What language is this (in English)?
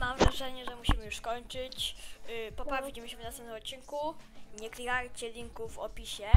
Polish